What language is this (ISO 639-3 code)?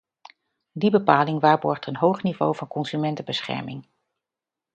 nld